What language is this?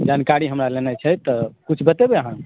Maithili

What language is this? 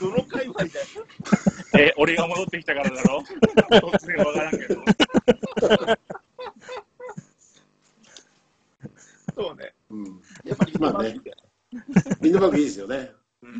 Japanese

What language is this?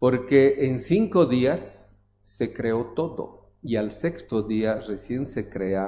Spanish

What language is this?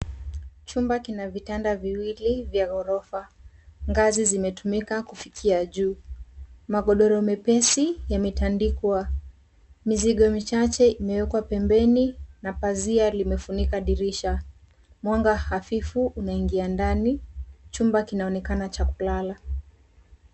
Swahili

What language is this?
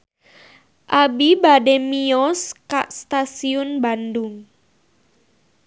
Sundanese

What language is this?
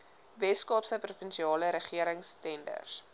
Afrikaans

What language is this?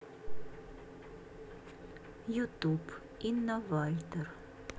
Russian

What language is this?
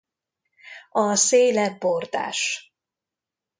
Hungarian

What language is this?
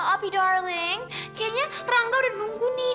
Indonesian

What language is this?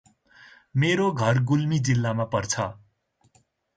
Nepali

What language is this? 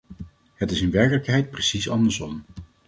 Dutch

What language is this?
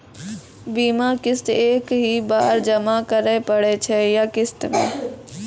Maithili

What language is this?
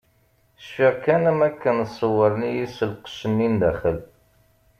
Kabyle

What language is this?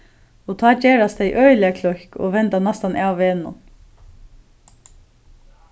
Faroese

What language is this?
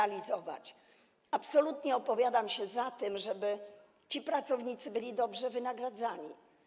Polish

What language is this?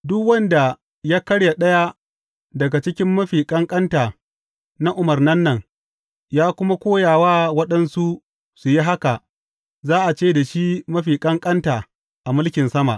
Hausa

